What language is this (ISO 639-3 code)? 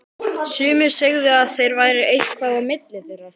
isl